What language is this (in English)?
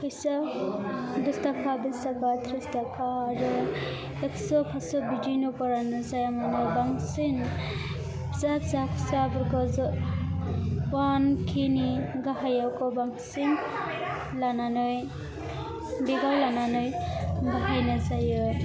Bodo